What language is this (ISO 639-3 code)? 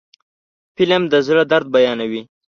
pus